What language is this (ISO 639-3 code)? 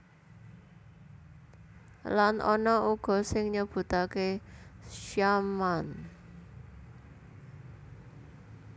jav